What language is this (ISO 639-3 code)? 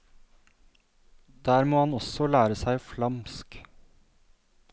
nor